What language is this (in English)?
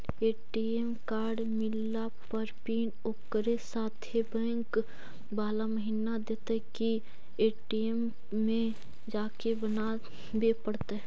Magahi